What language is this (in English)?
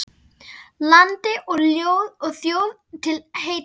Icelandic